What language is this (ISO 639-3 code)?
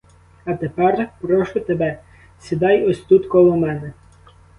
ukr